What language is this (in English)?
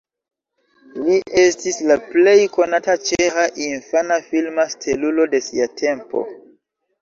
Esperanto